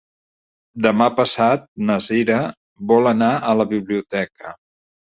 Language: Catalan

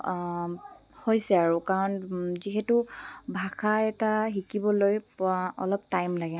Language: Assamese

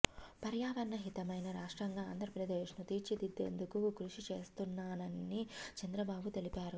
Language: Telugu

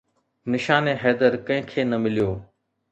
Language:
Sindhi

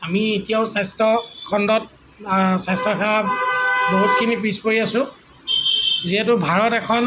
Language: Assamese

